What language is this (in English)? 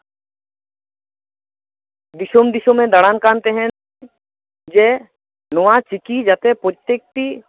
Santali